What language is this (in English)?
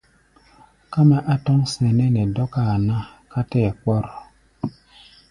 Gbaya